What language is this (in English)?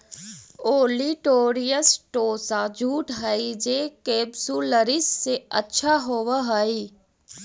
Magahi